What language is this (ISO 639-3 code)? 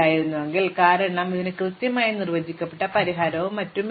mal